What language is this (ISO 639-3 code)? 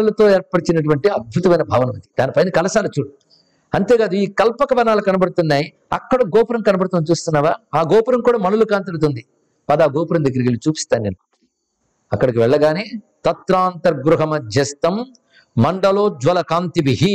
tel